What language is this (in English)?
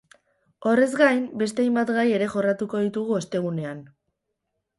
Basque